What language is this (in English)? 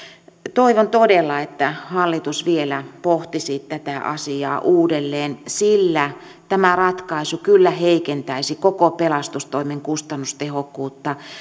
Finnish